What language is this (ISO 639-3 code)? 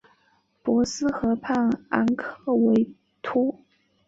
zho